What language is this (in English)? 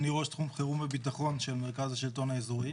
Hebrew